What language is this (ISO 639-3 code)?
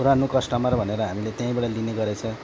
nep